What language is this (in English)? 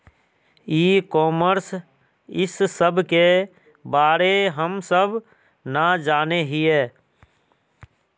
Magahi